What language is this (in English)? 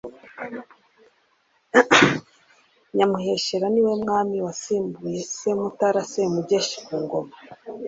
Kinyarwanda